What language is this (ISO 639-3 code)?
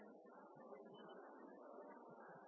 nob